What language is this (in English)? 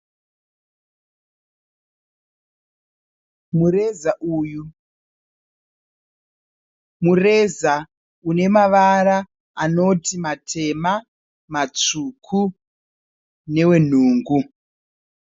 Shona